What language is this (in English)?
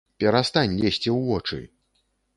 Belarusian